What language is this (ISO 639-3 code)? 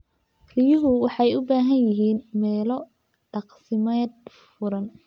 som